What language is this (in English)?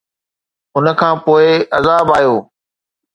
Sindhi